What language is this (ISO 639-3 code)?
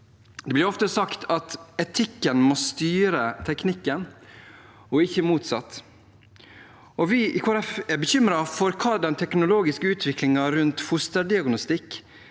nor